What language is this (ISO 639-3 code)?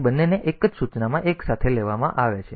guj